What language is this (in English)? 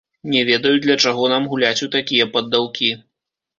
Belarusian